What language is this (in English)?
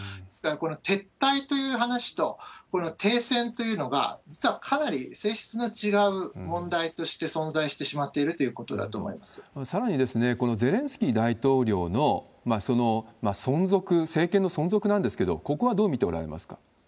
Japanese